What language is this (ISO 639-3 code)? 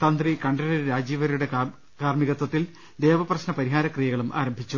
mal